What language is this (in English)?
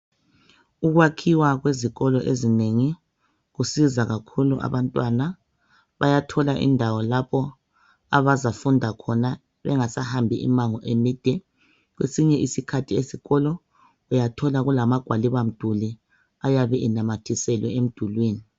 North Ndebele